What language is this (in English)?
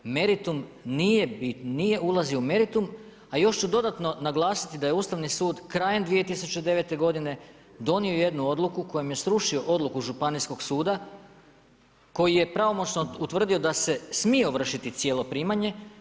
Croatian